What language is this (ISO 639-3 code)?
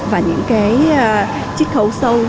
vie